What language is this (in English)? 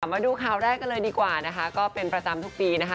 Thai